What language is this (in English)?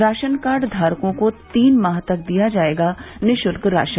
Hindi